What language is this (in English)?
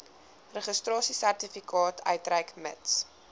Afrikaans